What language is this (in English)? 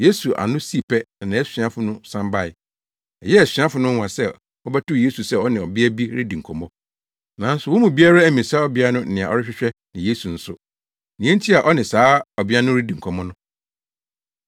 Akan